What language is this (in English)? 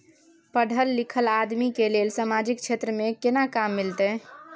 Maithili